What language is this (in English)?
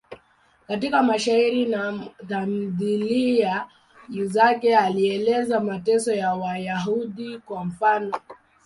Swahili